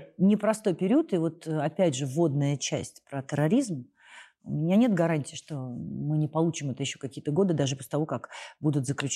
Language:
Russian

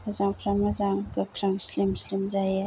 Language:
Bodo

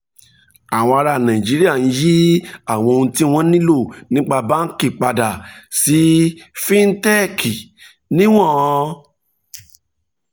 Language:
Yoruba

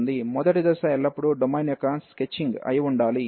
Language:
Telugu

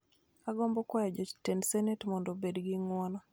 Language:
Luo (Kenya and Tanzania)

